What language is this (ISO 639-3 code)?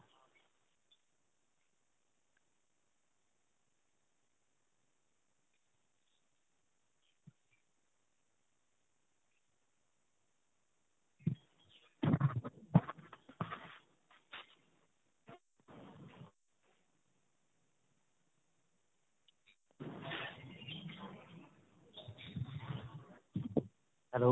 pan